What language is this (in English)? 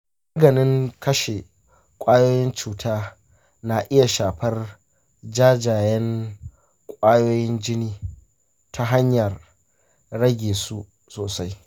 Hausa